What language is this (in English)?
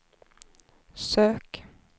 Swedish